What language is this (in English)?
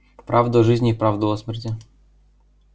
Russian